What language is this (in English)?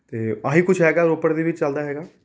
Punjabi